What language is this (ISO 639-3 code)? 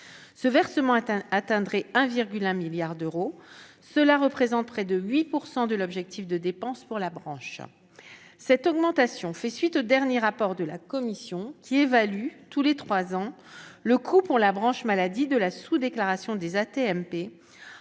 fra